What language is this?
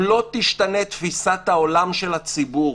Hebrew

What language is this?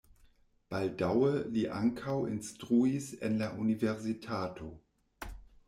Esperanto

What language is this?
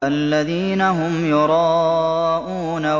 Arabic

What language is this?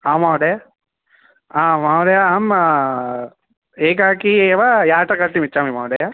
Sanskrit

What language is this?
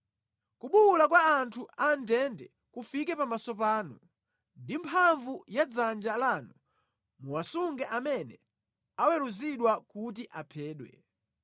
Nyanja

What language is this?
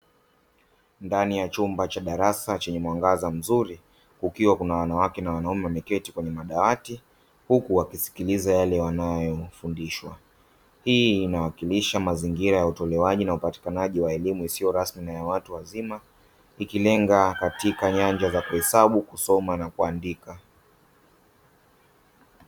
Swahili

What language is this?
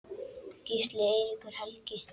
Icelandic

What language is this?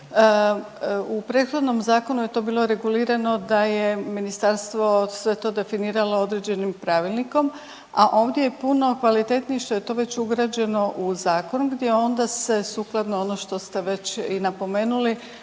Croatian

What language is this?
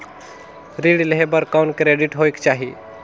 Chhattisgarhi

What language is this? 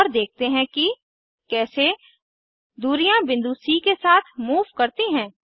Hindi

